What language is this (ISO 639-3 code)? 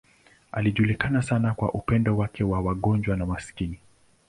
swa